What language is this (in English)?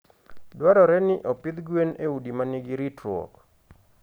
Luo (Kenya and Tanzania)